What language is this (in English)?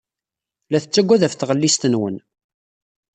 Kabyle